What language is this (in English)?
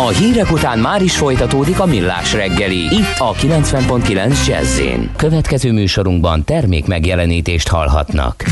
Hungarian